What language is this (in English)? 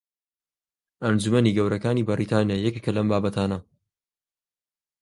Central Kurdish